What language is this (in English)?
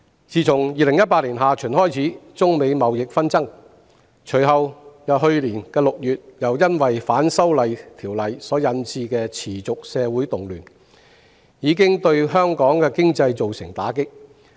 Cantonese